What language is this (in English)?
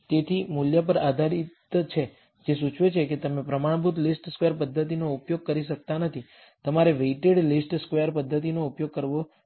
Gujarati